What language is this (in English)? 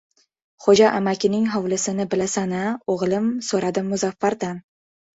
Uzbek